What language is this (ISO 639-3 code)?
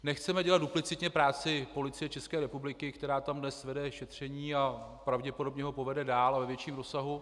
ces